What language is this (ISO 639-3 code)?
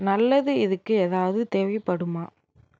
tam